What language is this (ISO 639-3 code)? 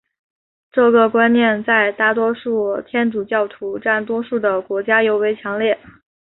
zho